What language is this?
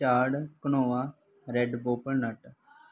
Punjabi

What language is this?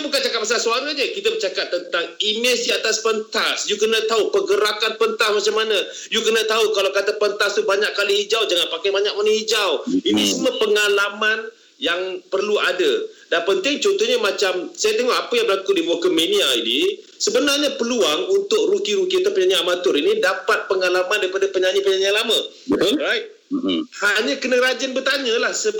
Malay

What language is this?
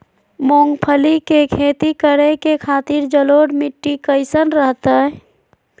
Magahi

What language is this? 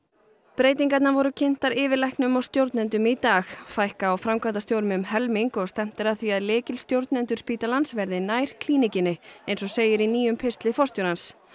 Icelandic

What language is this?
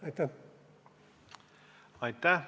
Estonian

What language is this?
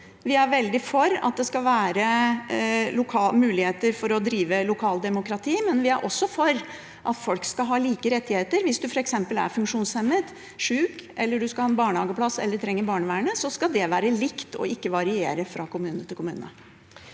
Norwegian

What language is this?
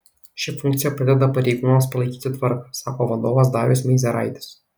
Lithuanian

